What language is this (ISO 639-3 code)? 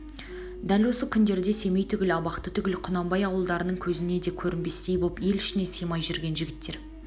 kaz